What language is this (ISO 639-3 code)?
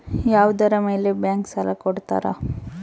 kan